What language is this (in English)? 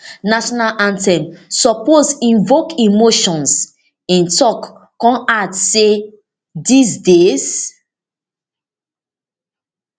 Nigerian Pidgin